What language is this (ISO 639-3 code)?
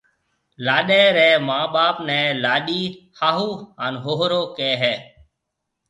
mve